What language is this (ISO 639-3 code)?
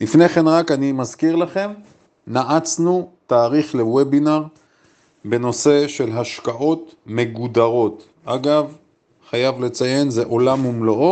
heb